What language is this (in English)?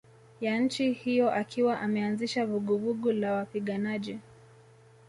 Swahili